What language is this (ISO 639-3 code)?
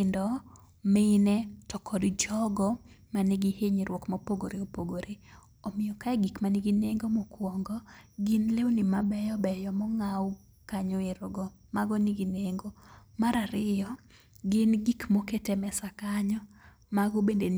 luo